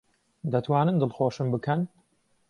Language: Central Kurdish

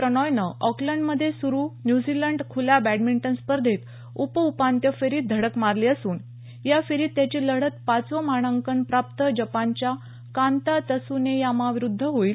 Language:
Marathi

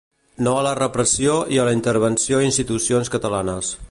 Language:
Catalan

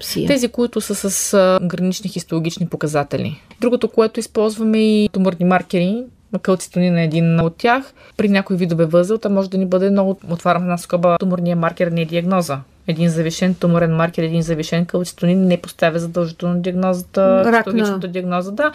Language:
Bulgarian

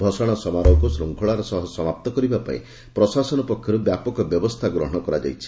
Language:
Odia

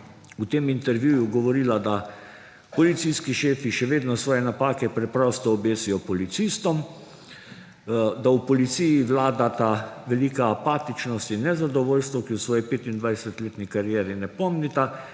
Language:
Slovenian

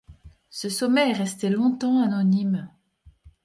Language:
French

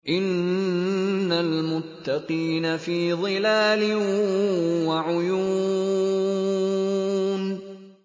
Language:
Arabic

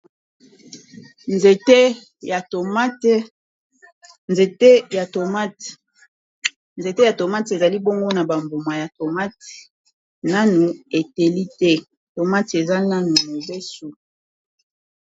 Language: Lingala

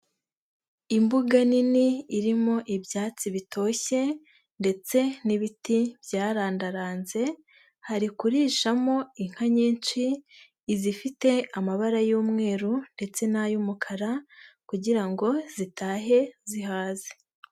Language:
Kinyarwanda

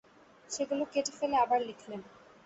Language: Bangla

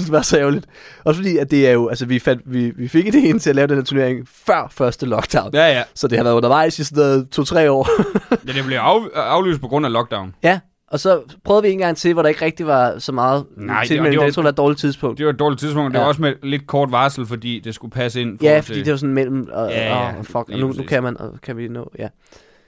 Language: Danish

